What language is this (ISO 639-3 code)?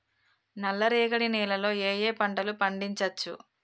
tel